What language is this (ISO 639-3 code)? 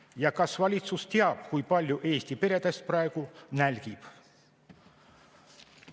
est